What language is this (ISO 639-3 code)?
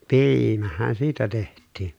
fin